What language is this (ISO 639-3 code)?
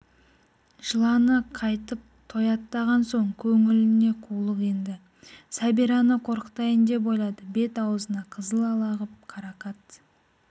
kaz